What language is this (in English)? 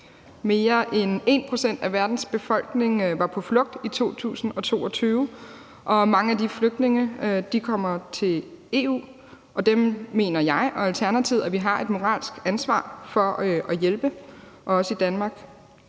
Danish